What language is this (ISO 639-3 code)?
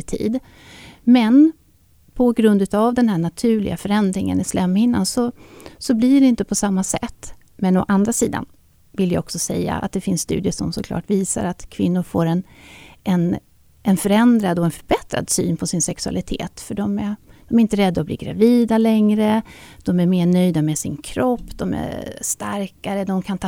swe